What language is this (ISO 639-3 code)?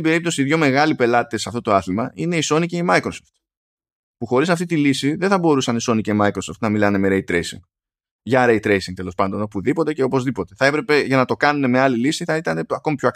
ell